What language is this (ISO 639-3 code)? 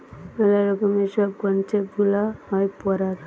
ben